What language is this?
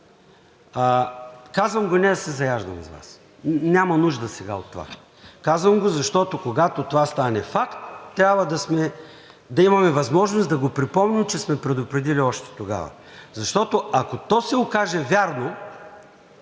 Bulgarian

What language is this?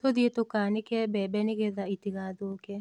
Kikuyu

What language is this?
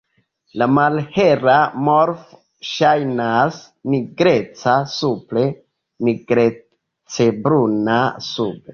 Esperanto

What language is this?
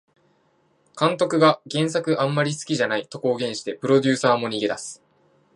Japanese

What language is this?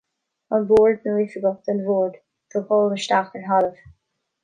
Irish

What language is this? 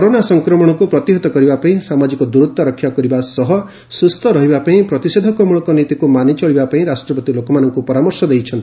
Odia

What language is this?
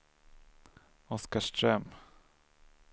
Swedish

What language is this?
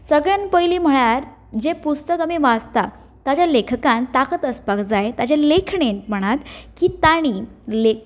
Konkani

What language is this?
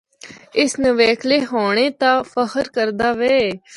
Northern Hindko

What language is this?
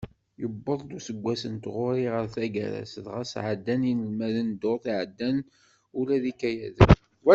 Kabyle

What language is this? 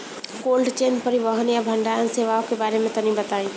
Bhojpuri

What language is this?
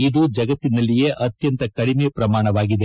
Kannada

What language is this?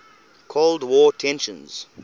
English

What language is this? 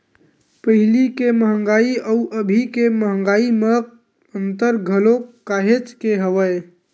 Chhattisgarhi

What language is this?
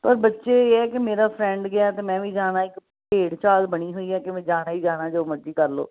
Punjabi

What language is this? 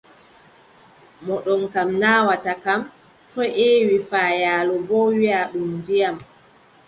Adamawa Fulfulde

